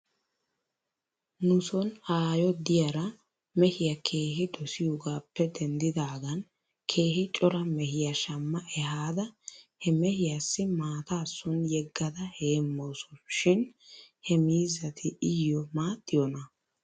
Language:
Wolaytta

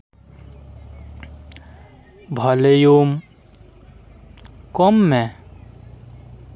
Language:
Santali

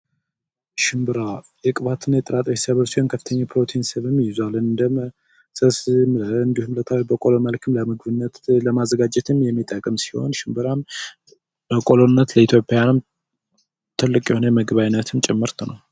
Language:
Amharic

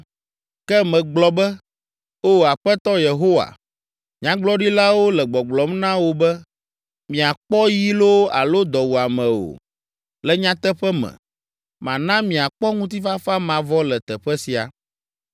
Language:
Ewe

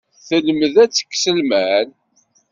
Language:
Kabyle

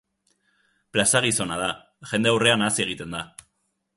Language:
Basque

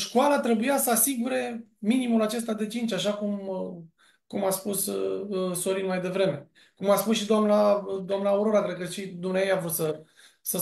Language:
Romanian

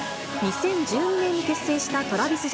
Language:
Japanese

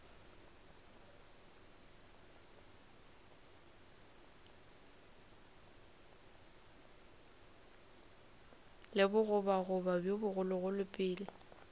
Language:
Northern Sotho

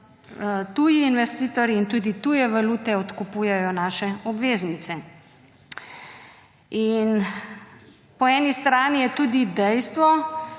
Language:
Slovenian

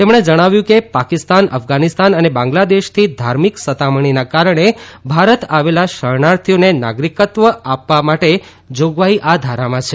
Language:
Gujarati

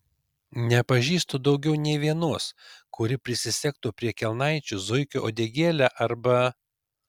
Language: Lithuanian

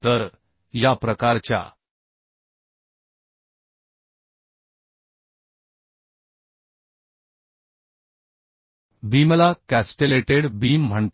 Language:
Marathi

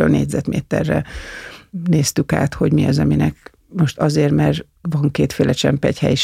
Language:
Hungarian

